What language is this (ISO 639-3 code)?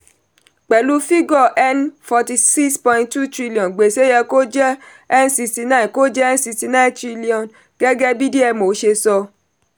yor